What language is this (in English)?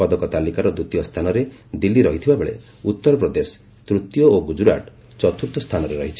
Odia